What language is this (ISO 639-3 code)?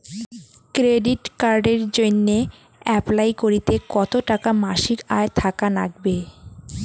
ben